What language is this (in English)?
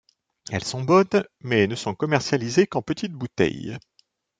French